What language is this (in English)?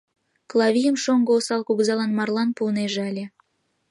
Mari